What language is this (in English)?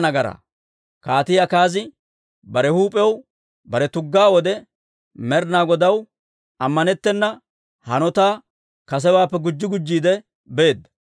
Dawro